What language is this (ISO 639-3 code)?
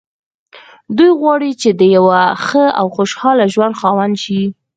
pus